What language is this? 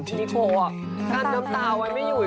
Thai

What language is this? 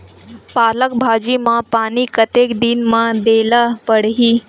Chhattisgarhi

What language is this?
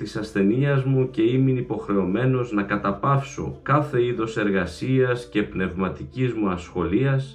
Greek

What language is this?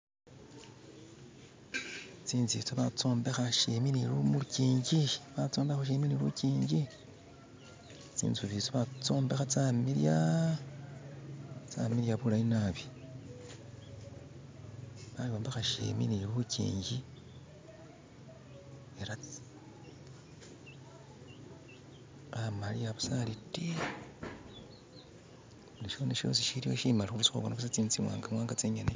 Masaaba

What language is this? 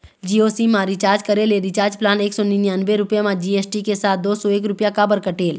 Chhattisgarhi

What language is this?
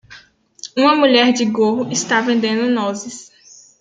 Portuguese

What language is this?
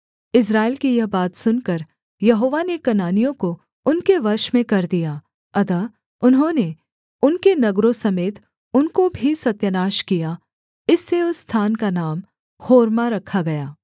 Hindi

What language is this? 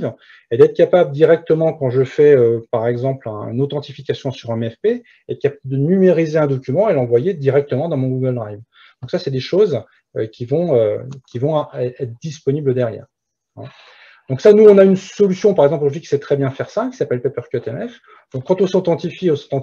French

